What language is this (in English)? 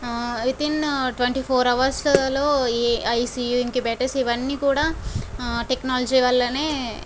Telugu